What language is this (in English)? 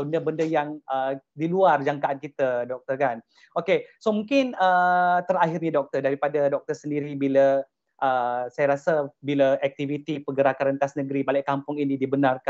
Malay